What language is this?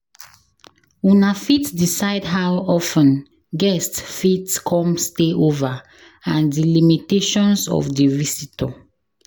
Nigerian Pidgin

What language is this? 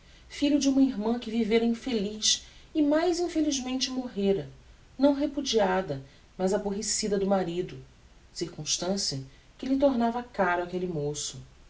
Portuguese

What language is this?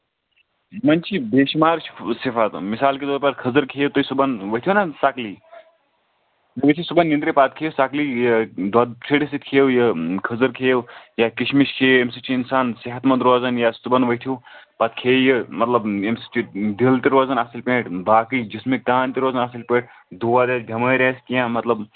Kashmiri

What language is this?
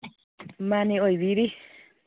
Manipuri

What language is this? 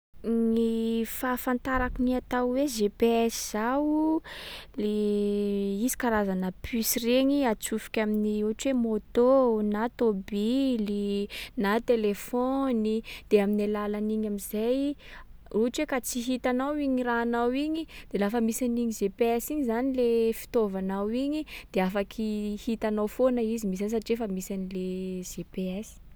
Sakalava Malagasy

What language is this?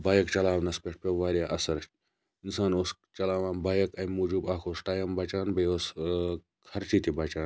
Kashmiri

